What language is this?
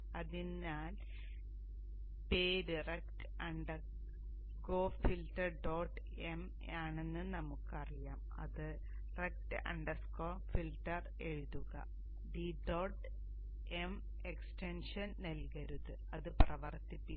Malayalam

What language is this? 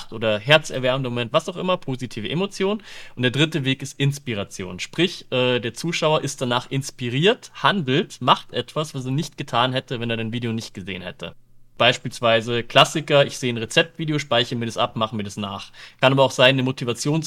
German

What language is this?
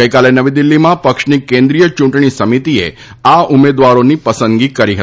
Gujarati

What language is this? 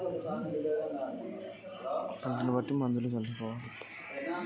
Telugu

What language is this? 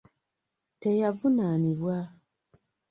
Ganda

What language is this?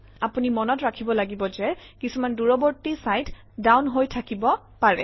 Assamese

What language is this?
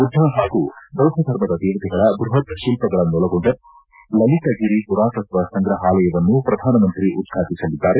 Kannada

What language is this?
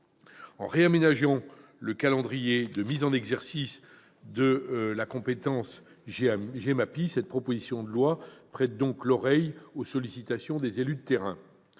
French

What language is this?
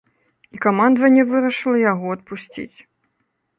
Belarusian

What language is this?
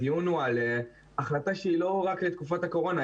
Hebrew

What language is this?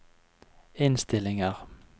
Norwegian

